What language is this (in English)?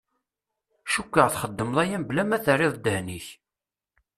Kabyle